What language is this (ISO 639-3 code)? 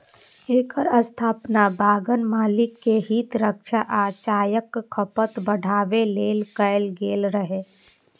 mai